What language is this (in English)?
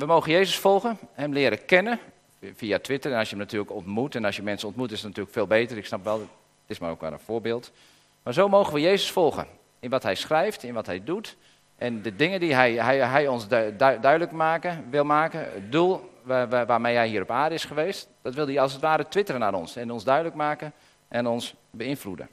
Dutch